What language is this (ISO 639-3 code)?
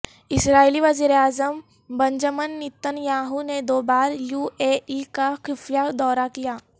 urd